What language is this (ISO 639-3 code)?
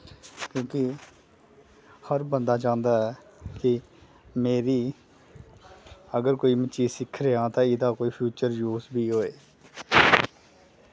doi